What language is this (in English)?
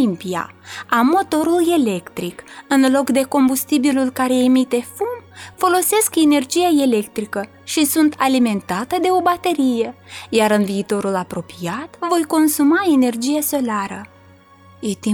Romanian